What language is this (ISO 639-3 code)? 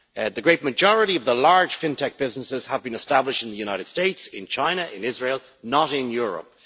eng